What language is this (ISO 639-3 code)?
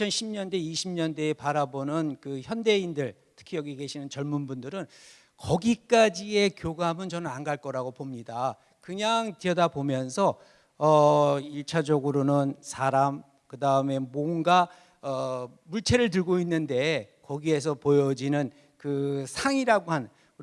kor